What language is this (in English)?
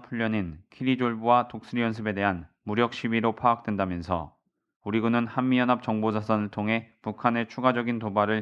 Korean